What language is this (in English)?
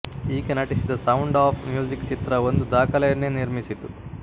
Kannada